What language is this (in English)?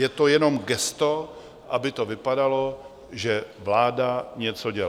Czech